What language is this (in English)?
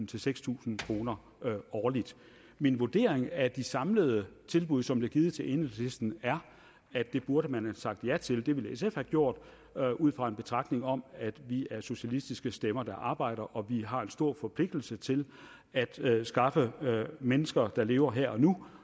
Danish